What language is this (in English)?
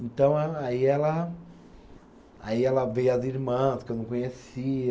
Portuguese